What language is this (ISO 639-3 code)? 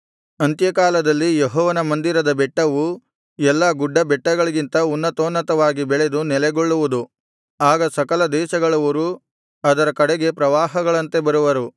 kan